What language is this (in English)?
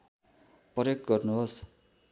Nepali